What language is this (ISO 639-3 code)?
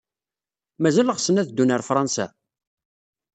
kab